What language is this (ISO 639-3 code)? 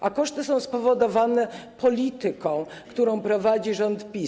pol